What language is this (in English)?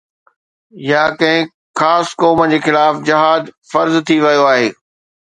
Sindhi